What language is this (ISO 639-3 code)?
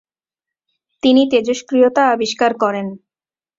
ben